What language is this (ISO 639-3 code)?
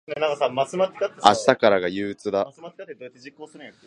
jpn